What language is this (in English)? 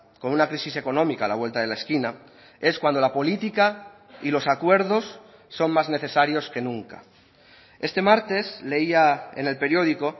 Spanish